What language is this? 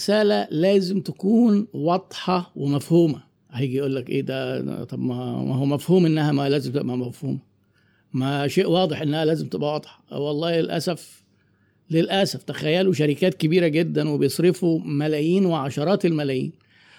Arabic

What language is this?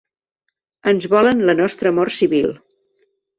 Catalan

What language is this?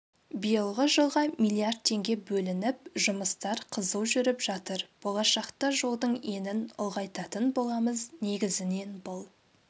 Kazakh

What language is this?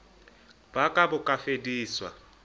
Southern Sotho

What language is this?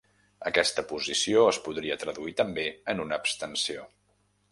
Catalan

